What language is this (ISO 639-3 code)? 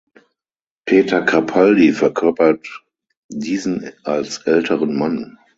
deu